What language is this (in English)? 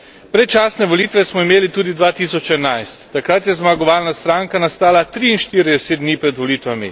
Slovenian